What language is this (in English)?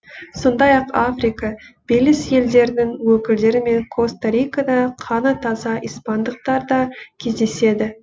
Kazakh